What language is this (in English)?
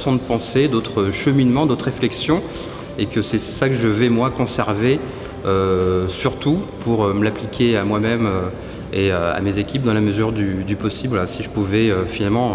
French